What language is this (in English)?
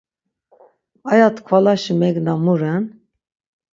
Laz